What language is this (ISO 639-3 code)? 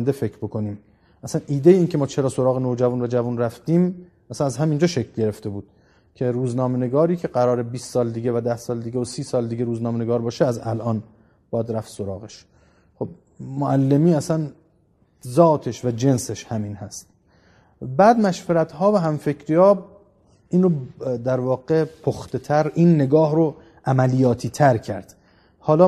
fas